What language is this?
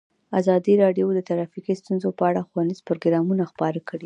Pashto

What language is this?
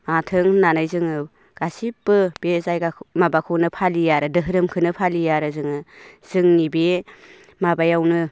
Bodo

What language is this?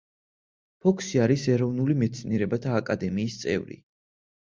Georgian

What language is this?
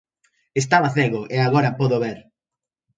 Galician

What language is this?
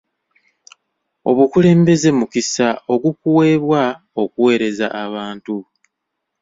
Ganda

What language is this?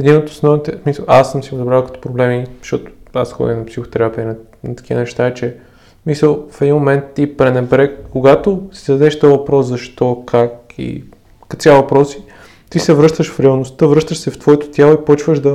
Bulgarian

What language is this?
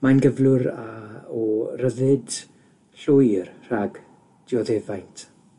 Welsh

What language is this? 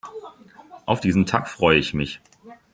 German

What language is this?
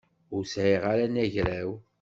Kabyle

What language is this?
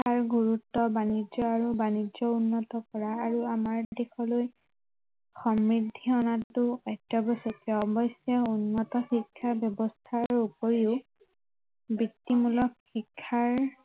Assamese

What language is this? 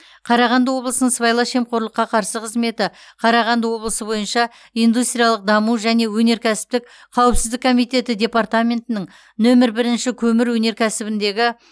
Kazakh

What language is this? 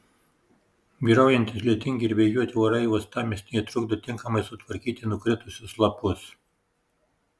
Lithuanian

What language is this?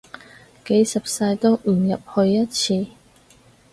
Cantonese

